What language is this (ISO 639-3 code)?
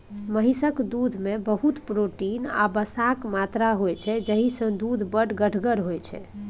mai